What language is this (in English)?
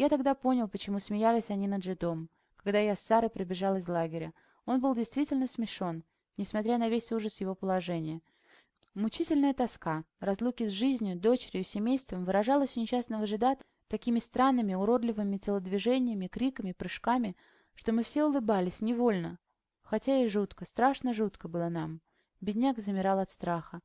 Russian